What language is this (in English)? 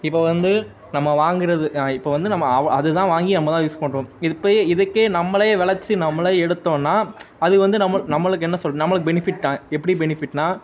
Tamil